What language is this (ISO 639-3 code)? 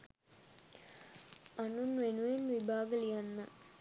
sin